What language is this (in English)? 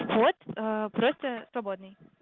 Russian